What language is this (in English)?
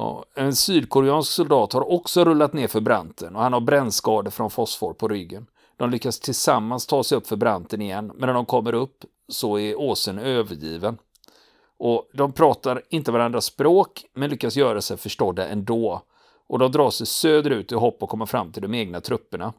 Swedish